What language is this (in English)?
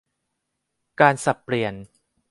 Thai